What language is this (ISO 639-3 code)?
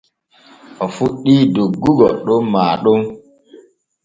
fue